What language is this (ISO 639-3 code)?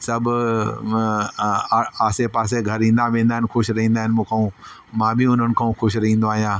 snd